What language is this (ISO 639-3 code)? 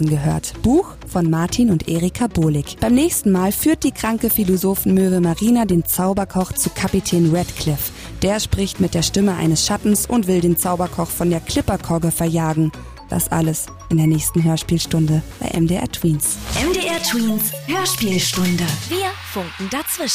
deu